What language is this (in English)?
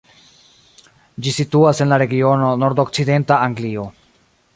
Esperanto